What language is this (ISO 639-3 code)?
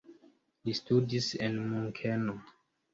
epo